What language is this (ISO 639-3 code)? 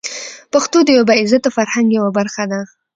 pus